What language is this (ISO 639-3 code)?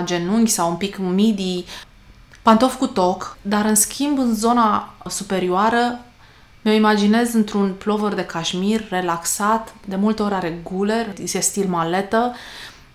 ron